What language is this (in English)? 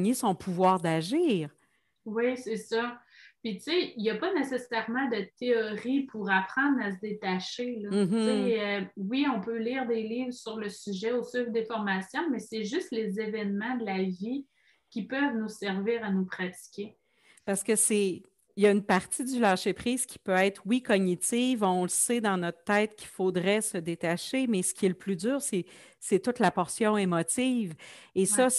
French